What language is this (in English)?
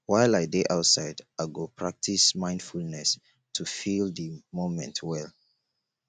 Nigerian Pidgin